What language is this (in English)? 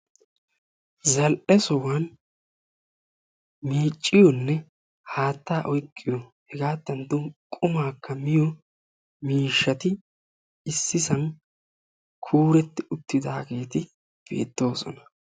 Wolaytta